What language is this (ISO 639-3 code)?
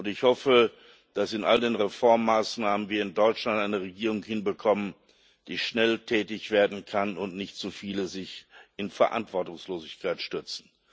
deu